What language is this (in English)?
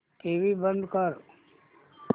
Marathi